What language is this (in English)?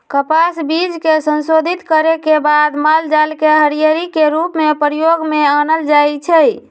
Magahi